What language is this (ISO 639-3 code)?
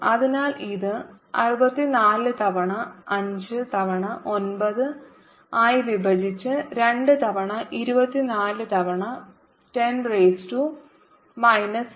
mal